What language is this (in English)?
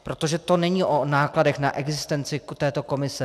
Czech